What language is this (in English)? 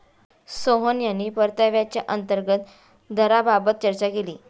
Marathi